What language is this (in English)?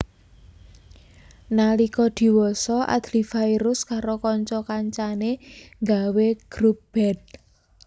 Javanese